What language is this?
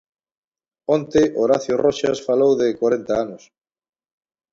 Galician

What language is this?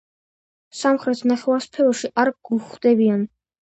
Georgian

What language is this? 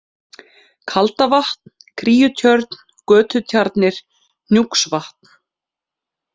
Icelandic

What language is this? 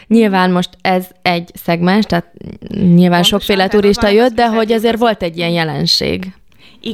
Hungarian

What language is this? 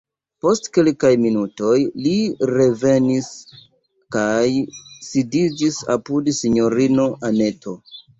Esperanto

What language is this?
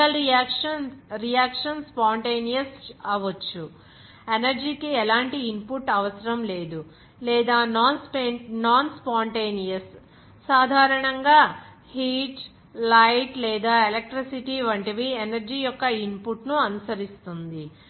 Telugu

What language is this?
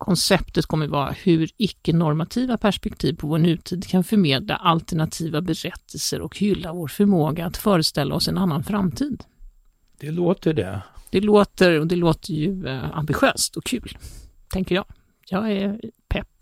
Swedish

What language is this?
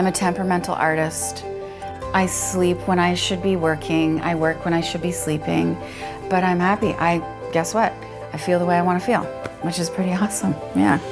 English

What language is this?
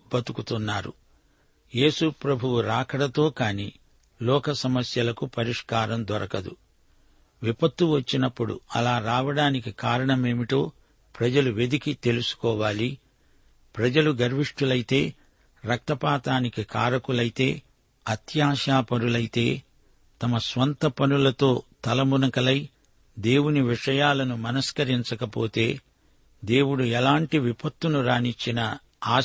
Telugu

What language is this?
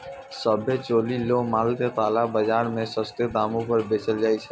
Maithili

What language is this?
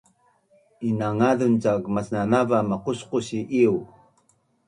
Bunun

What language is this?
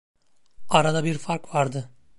Turkish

